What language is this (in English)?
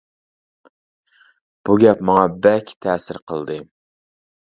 Uyghur